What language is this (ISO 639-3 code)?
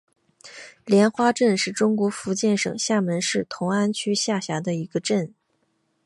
zho